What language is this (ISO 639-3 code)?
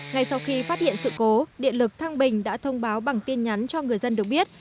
vie